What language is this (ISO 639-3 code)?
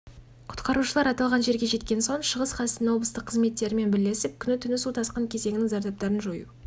kaz